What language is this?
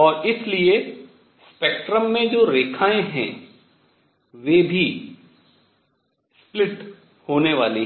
Hindi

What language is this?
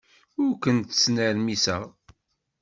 Kabyle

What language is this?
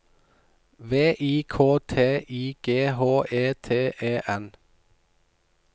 Norwegian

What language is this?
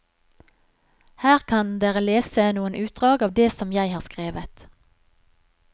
Norwegian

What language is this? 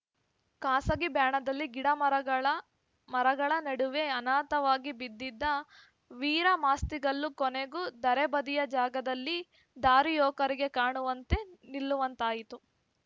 Kannada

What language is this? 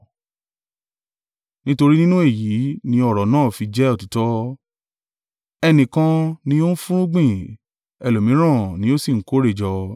Yoruba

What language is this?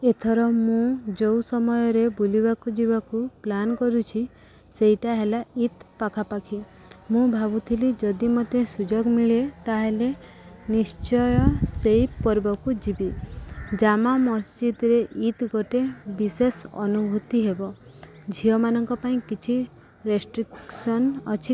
Odia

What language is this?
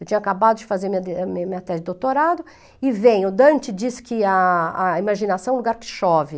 Portuguese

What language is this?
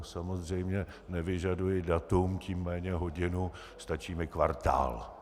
Czech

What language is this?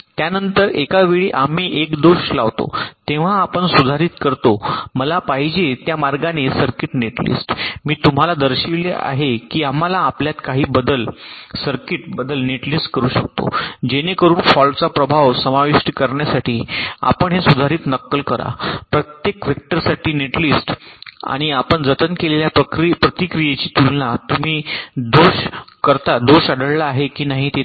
Marathi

